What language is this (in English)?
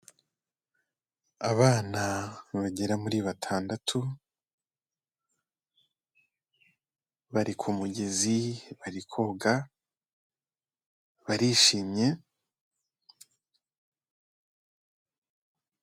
Kinyarwanda